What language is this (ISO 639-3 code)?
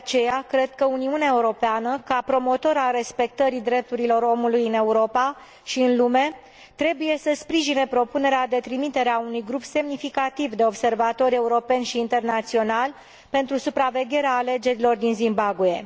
ron